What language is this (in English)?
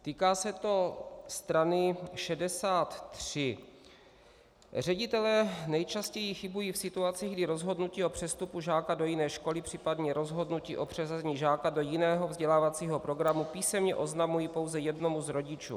Czech